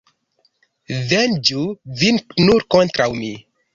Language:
Esperanto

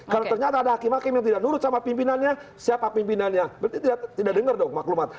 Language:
Indonesian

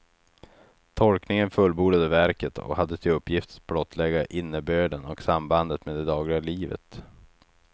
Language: Swedish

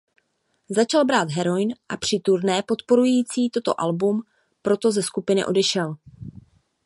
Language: Czech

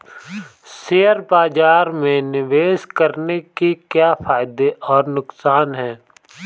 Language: Hindi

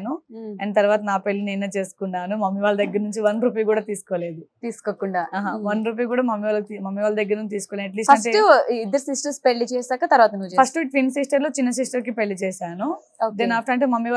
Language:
Telugu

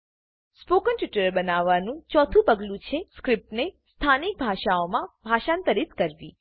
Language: Gujarati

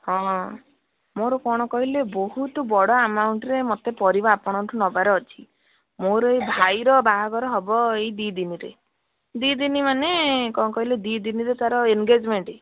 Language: Odia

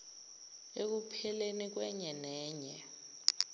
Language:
Zulu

